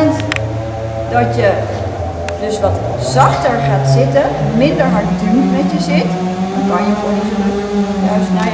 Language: Dutch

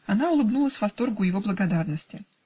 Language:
Russian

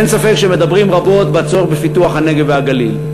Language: Hebrew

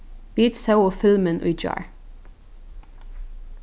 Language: Faroese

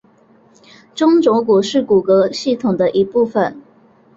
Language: Chinese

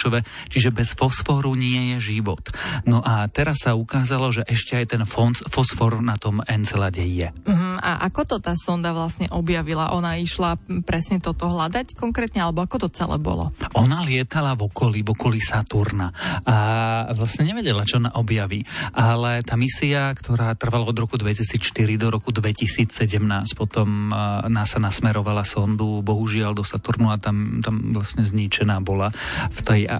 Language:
Slovak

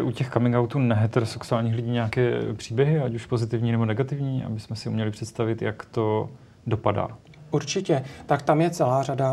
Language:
Czech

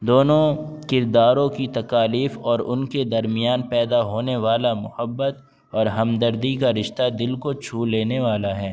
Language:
Urdu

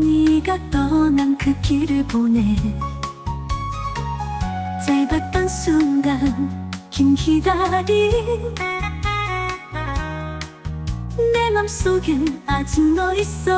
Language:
Korean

